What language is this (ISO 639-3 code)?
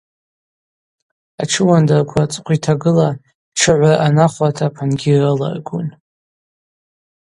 abq